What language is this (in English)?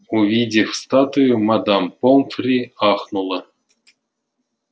Russian